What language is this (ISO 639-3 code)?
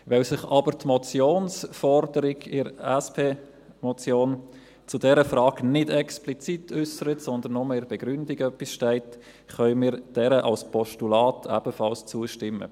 gsw